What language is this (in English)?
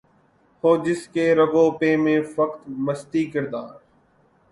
Urdu